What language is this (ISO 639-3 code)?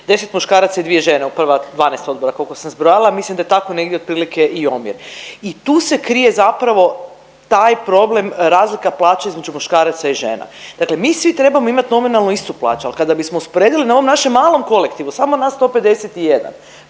hrv